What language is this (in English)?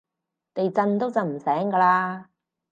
Cantonese